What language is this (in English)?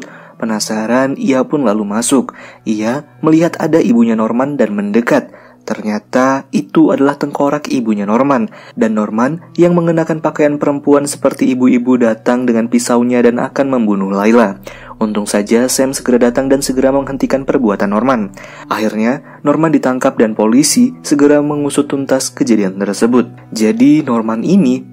Indonesian